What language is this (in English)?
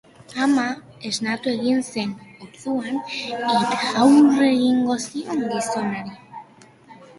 Basque